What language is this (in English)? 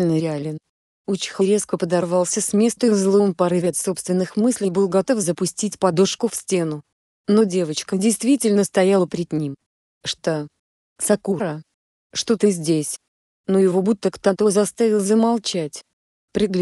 Russian